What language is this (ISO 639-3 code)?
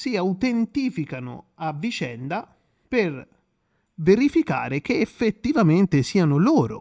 ita